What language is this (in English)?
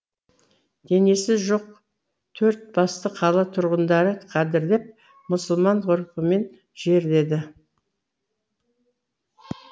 Kazakh